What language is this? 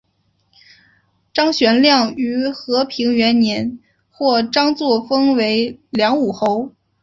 Chinese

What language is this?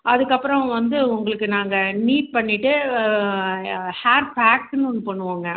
Tamil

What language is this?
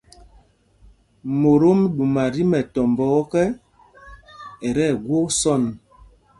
Mpumpong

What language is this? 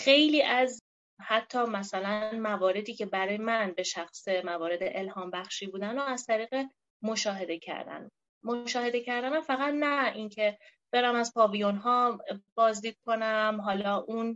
Persian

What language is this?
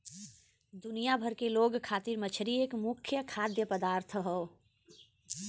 Bhojpuri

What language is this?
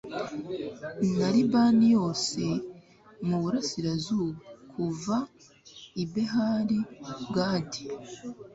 Kinyarwanda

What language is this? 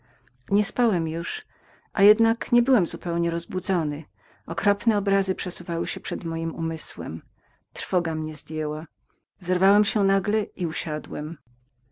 Polish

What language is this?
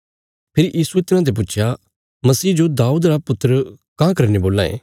Bilaspuri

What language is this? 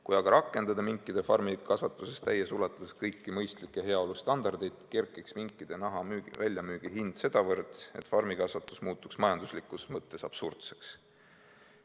Estonian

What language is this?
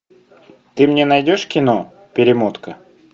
Russian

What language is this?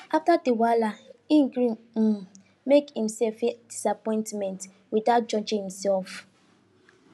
Nigerian Pidgin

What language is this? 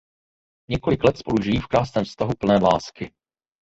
Czech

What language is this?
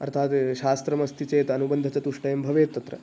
Sanskrit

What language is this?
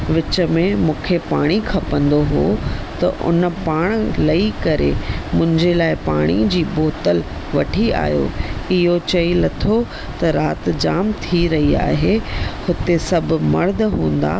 Sindhi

